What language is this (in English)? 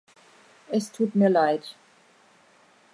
German